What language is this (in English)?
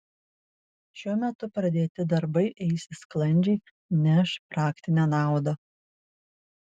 Lithuanian